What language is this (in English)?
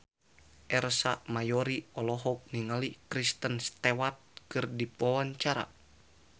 Sundanese